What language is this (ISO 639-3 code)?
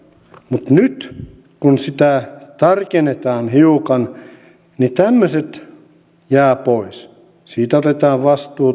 fin